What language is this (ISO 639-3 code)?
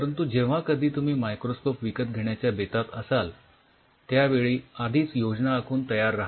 mar